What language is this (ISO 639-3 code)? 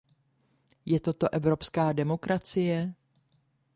ces